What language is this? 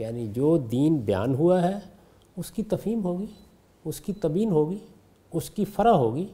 Urdu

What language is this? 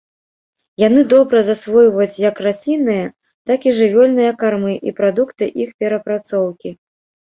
Belarusian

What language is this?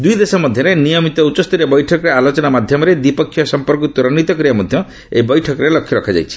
Odia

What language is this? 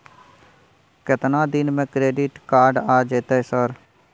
Maithili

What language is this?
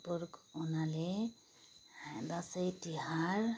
Nepali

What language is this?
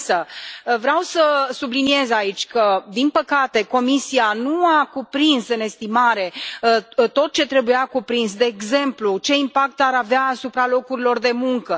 Romanian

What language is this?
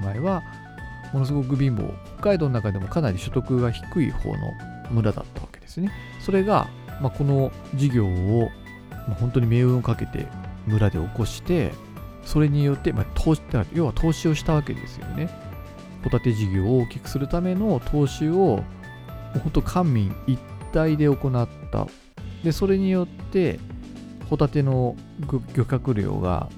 Japanese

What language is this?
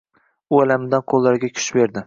Uzbek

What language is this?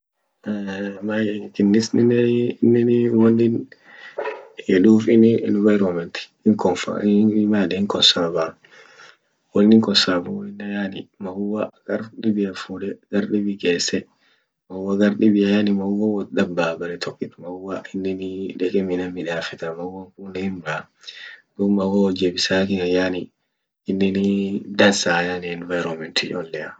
Orma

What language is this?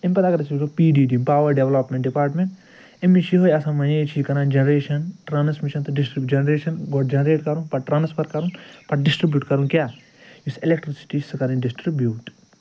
Kashmiri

